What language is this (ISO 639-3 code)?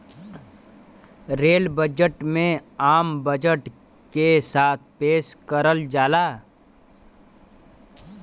bho